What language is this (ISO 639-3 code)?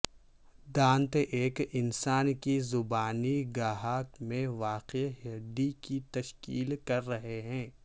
urd